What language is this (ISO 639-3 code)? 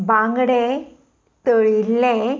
kok